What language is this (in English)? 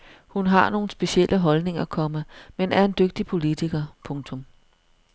Danish